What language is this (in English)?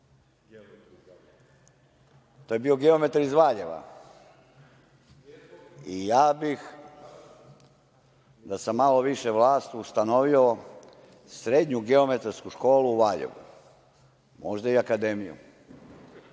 Serbian